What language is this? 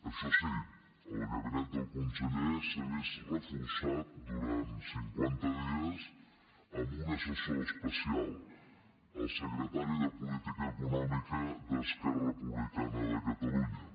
Catalan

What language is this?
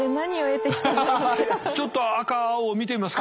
Japanese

